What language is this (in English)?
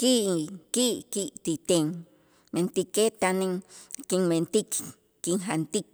Itzá